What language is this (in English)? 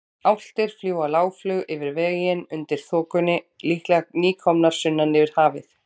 Icelandic